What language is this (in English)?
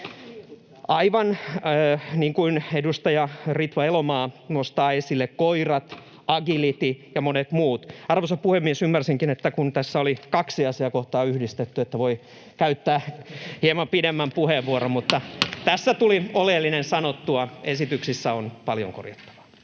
Finnish